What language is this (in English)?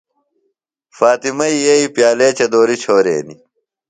Phalura